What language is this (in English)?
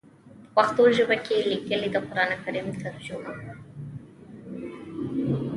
Pashto